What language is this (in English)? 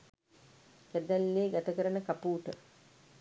Sinhala